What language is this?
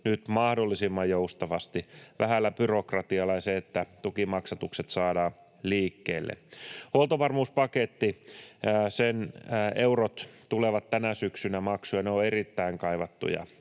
Finnish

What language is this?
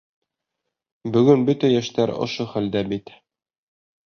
Bashkir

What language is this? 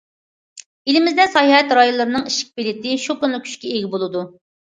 Uyghur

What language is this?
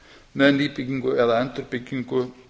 Icelandic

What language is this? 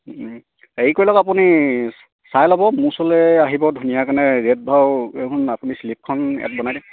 Assamese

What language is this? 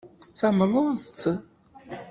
Kabyle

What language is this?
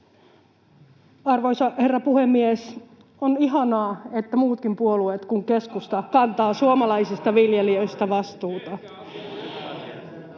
Finnish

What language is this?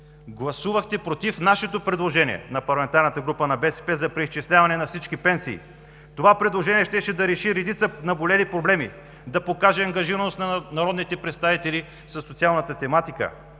Bulgarian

